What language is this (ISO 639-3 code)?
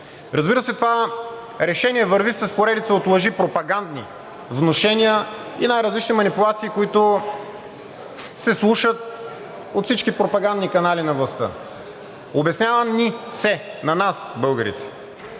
bul